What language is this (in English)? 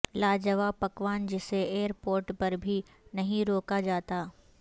Urdu